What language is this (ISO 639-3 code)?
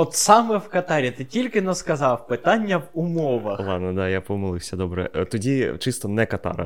ukr